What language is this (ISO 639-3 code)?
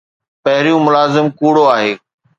snd